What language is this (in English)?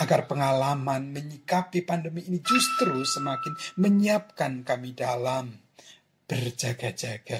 Indonesian